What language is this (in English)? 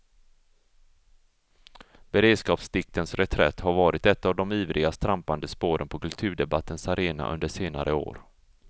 Swedish